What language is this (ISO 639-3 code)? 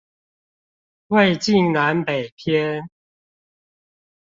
zho